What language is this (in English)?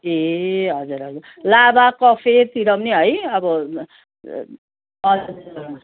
Nepali